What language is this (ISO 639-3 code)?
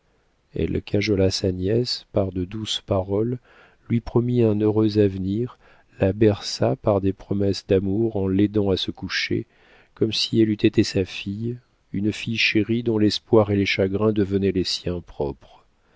fra